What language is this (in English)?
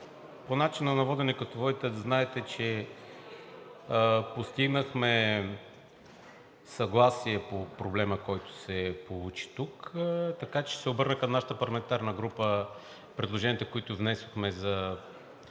Bulgarian